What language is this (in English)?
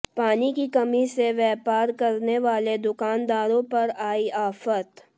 Hindi